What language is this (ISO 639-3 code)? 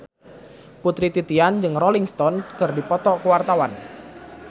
sun